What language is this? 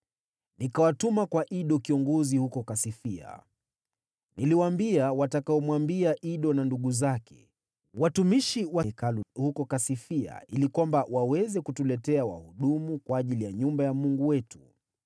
Swahili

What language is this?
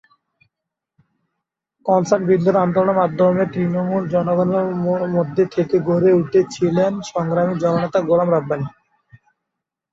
Bangla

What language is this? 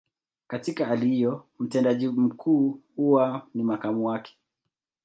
Swahili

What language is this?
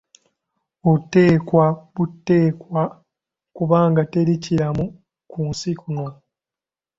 Ganda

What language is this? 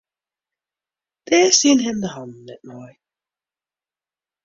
Western Frisian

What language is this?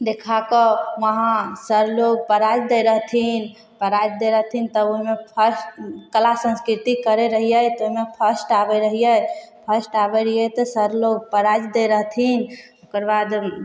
Maithili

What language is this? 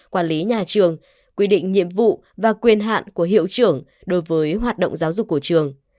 Vietnamese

